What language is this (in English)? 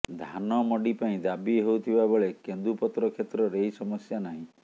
Odia